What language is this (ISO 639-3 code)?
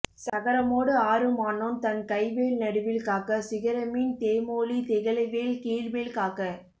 tam